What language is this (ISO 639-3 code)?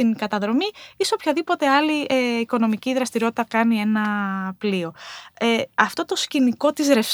ell